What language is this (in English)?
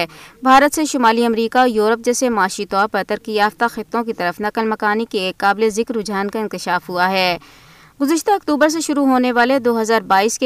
Urdu